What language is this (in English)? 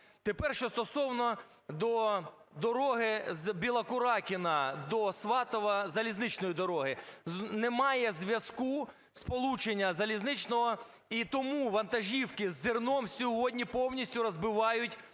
Ukrainian